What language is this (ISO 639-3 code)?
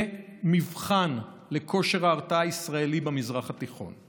heb